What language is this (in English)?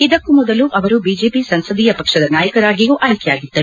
Kannada